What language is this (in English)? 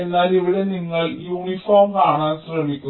Malayalam